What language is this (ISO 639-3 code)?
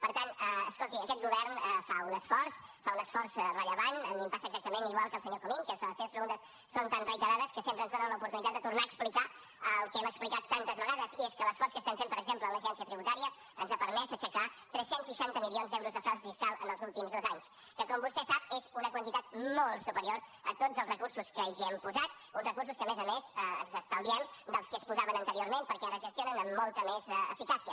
cat